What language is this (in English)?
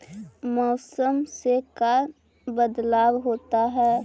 Magahi